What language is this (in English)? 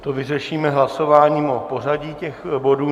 Czech